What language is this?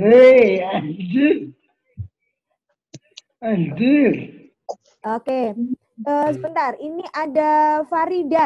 Indonesian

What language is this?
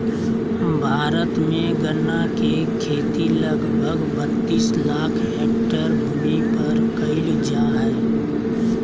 Magahi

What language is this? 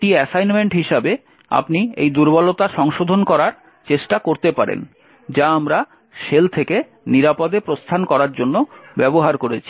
Bangla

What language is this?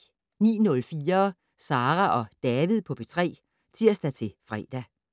Danish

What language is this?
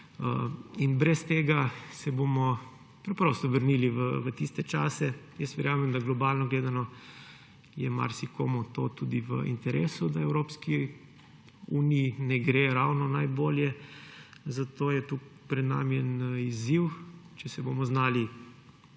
Slovenian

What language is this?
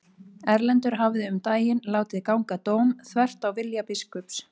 Icelandic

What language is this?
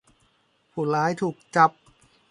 Thai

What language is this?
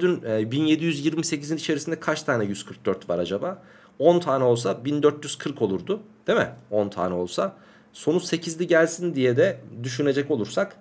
Turkish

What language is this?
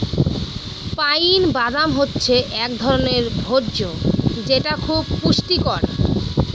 Bangla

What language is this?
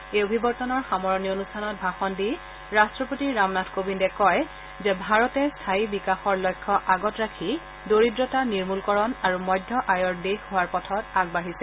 Assamese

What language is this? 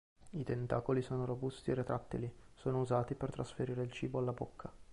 Italian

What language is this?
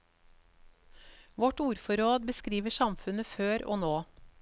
Norwegian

